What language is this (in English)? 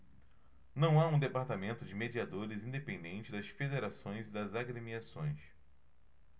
Portuguese